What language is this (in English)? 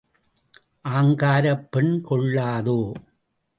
Tamil